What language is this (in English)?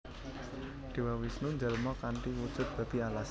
Javanese